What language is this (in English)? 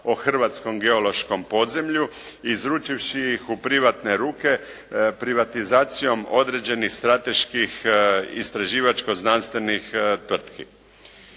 Croatian